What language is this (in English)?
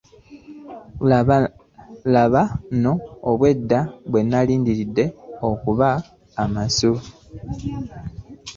Ganda